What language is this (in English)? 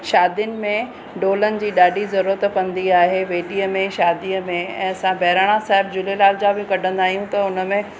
Sindhi